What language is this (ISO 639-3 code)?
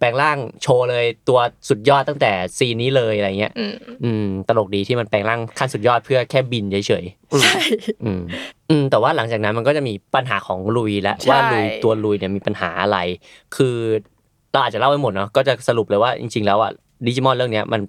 tha